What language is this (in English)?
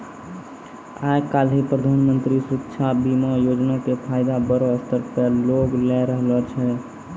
Maithili